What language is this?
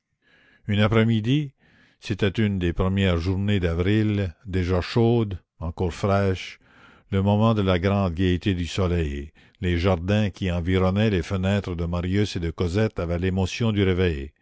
French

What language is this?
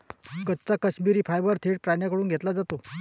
Marathi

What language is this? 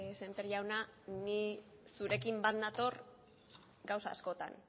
Basque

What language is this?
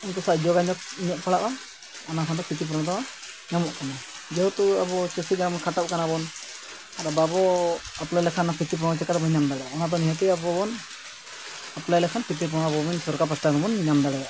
Santali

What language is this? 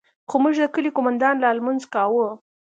Pashto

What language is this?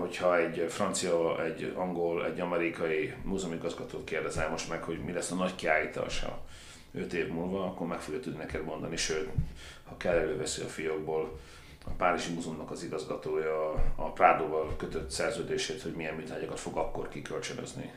Hungarian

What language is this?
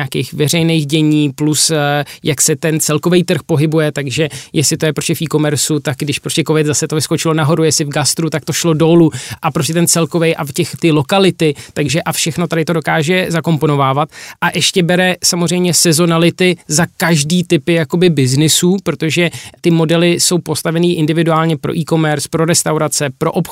Czech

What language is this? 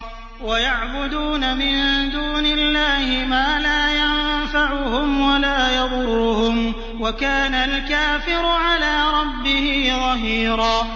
Arabic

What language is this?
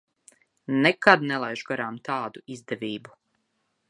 Latvian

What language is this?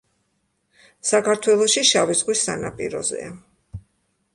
Georgian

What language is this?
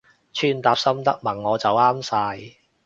Cantonese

